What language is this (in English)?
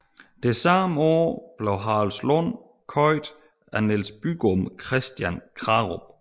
Danish